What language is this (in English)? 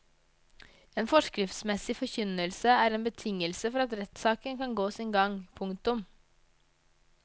Norwegian